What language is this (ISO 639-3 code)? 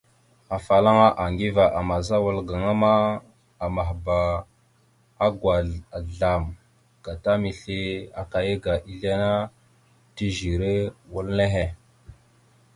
mxu